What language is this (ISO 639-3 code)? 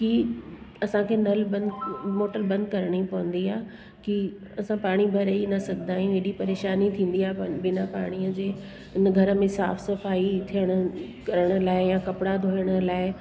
snd